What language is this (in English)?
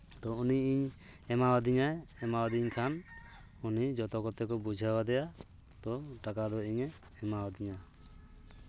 Santali